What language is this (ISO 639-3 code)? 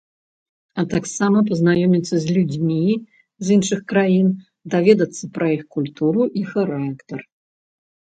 bel